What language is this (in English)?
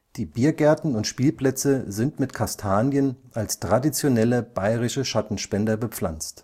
German